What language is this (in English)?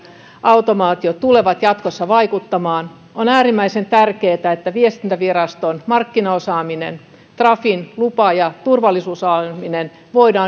Finnish